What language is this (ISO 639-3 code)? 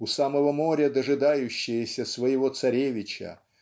rus